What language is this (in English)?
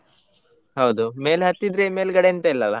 Kannada